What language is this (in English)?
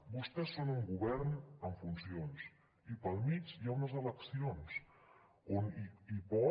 Catalan